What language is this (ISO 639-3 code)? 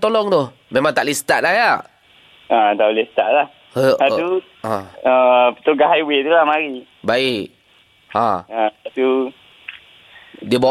msa